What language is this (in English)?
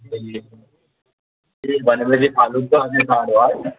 Nepali